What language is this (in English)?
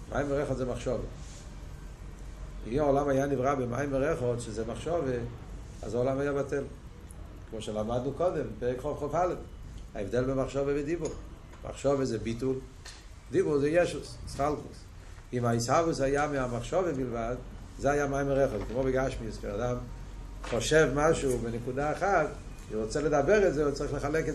Hebrew